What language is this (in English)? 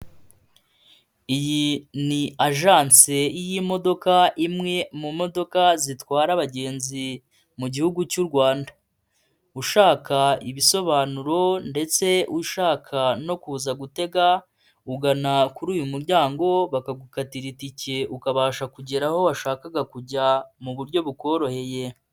Kinyarwanda